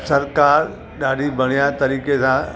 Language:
Sindhi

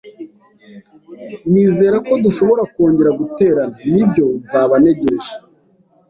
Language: Kinyarwanda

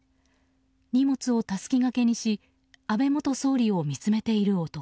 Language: Japanese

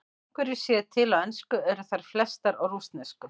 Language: Icelandic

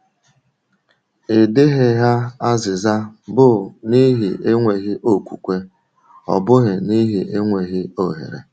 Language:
Igbo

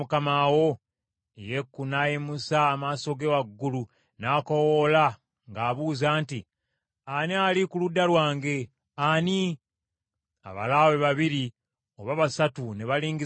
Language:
Ganda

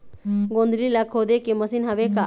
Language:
Chhattisgarhi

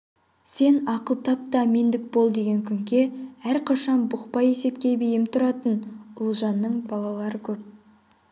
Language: Kazakh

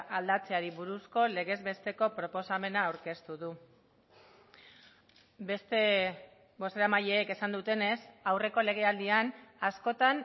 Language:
Basque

